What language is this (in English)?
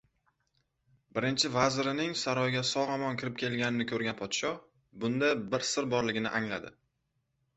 Uzbek